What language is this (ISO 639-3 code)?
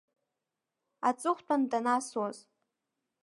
abk